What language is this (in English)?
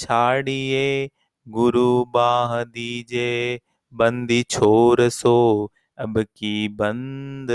Hindi